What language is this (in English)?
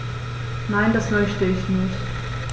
German